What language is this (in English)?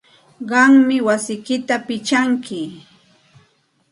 Santa Ana de Tusi Pasco Quechua